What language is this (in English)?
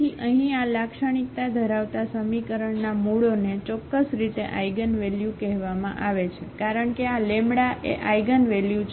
Gujarati